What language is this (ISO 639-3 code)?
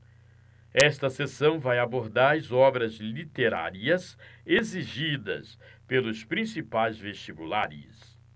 por